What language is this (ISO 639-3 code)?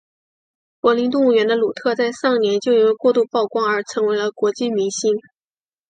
zho